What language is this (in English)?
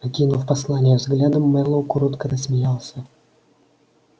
Russian